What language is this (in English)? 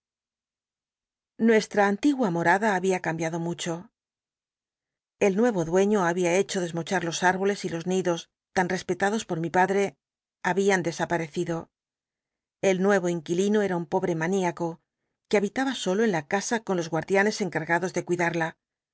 Spanish